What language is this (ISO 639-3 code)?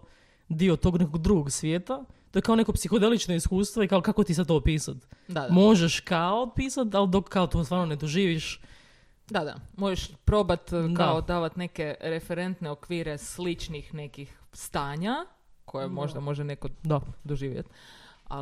hrv